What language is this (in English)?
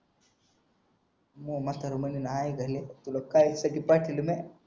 Marathi